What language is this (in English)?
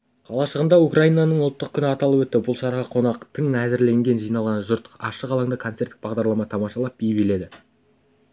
Kazakh